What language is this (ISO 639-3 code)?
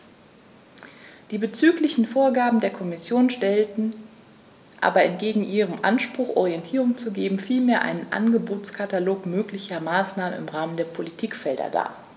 deu